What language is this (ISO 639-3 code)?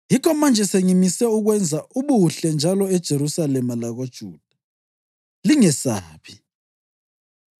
nde